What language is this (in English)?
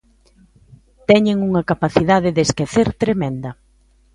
Galician